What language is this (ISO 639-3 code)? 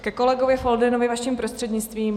ces